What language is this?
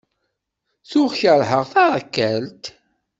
Kabyle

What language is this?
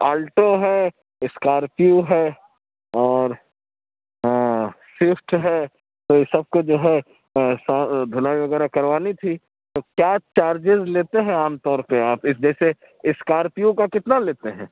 Urdu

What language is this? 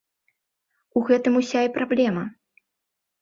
Belarusian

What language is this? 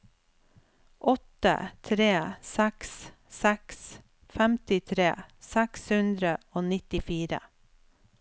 Norwegian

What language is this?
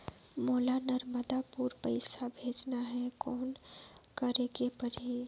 Chhattisgarhi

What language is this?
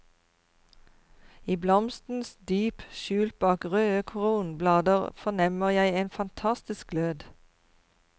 Norwegian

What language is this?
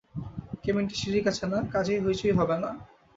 Bangla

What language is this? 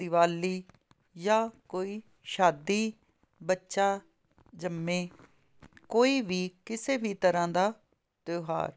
Punjabi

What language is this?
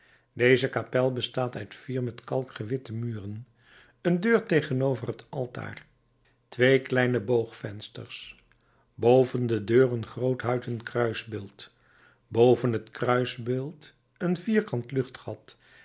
Dutch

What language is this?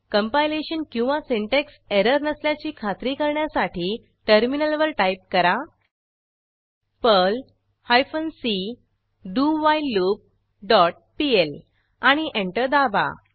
Marathi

